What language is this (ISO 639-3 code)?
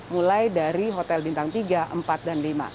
ind